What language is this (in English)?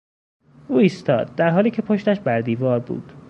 Persian